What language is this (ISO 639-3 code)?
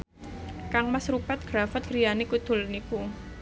jav